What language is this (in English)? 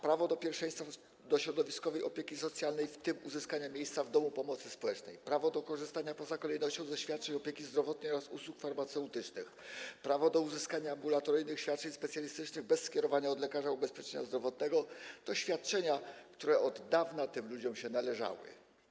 Polish